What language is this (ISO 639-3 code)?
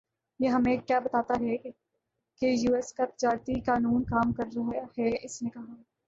urd